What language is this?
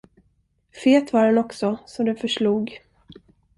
Swedish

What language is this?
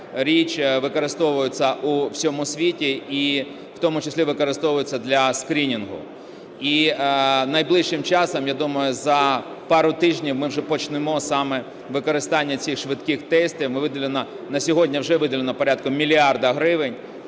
Ukrainian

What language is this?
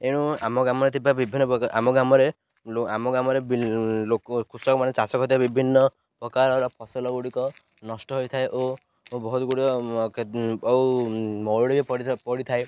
Odia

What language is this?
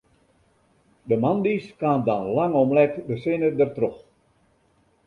Western Frisian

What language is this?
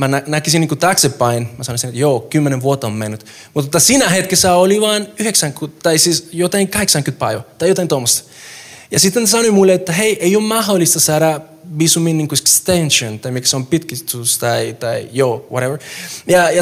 Finnish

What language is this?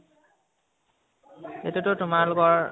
Assamese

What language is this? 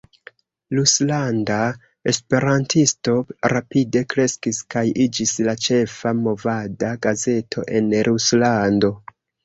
Esperanto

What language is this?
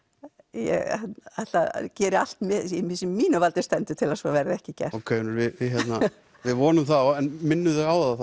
Icelandic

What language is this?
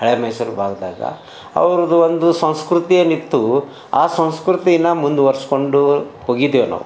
Kannada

